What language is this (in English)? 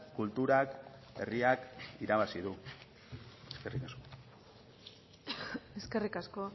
Basque